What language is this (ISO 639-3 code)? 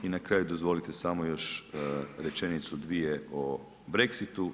hrv